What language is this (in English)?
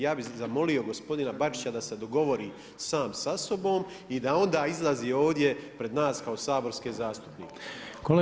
Croatian